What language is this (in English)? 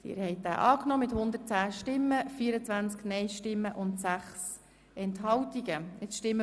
Swiss German